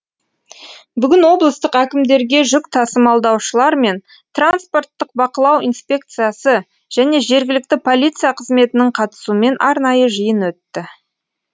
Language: Kazakh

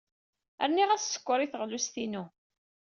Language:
Kabyle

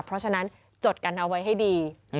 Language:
Thai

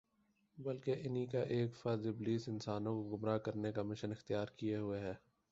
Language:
Urdu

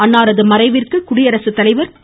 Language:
Tamil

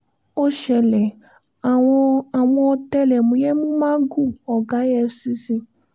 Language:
Yoruba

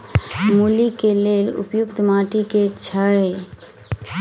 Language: Maithili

